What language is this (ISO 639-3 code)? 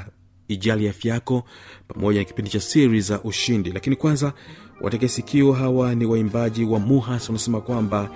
swa